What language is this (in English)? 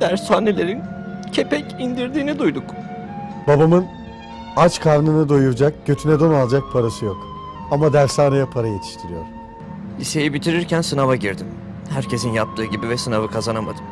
Turkish